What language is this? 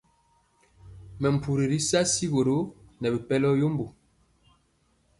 Mpiemo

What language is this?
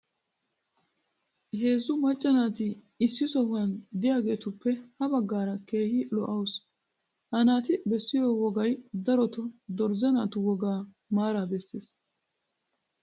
Wolaytta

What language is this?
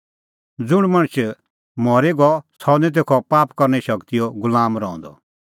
Kullu Pahari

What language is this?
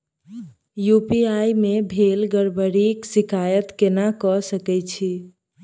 Maithili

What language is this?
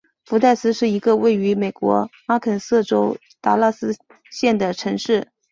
Chinese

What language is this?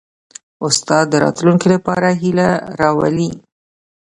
Pashto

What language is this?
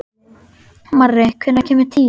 Icelandic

